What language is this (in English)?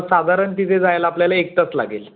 Marathi